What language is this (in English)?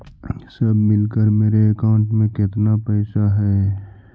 Magahi